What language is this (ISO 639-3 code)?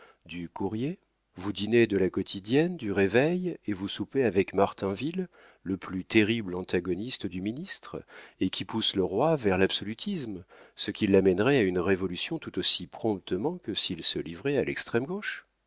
fra